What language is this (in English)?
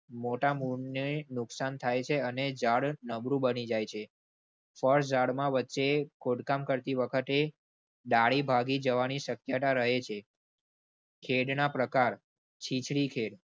Gujarati